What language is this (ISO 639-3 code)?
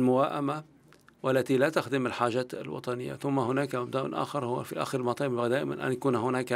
ara